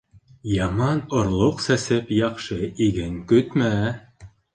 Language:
Bashkir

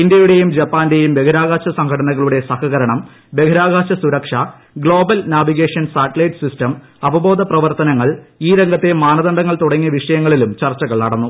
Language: Malayalam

